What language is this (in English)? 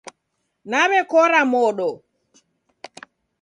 Taita